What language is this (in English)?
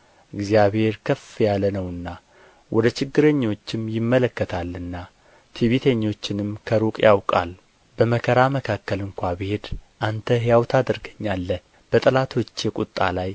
Amharic